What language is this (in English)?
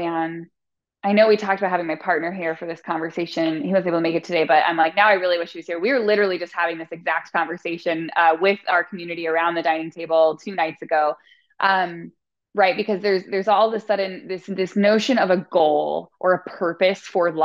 English